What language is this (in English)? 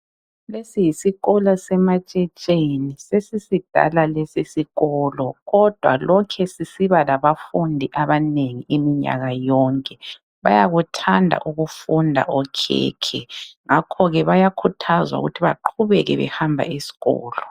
North Ndebele